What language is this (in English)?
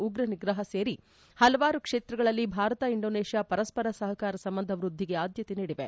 Kannada